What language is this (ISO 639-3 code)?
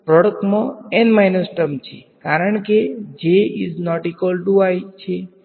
guj